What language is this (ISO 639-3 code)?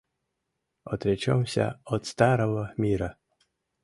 chm